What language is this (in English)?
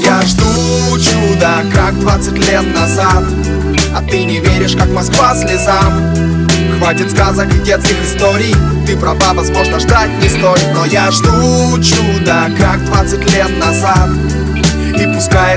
Russian